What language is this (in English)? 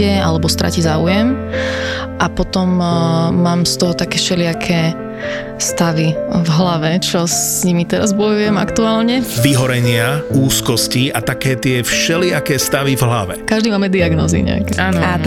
Slovak